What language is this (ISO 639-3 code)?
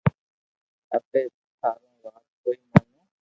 lrk